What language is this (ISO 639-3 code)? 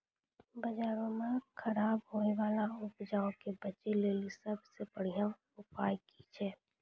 mai